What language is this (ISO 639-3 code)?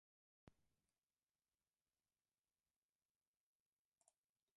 hun